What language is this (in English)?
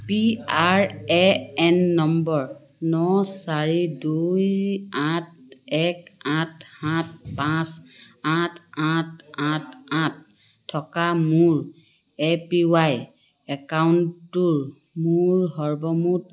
Assamese